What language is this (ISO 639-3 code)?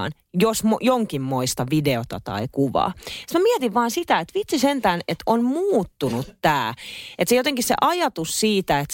fin